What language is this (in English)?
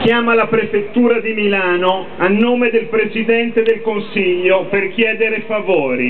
Italian